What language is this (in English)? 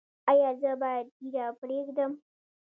Pashto